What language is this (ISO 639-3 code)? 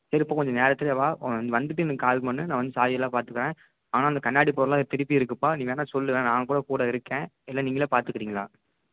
tam